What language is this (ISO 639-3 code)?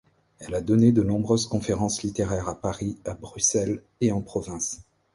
fra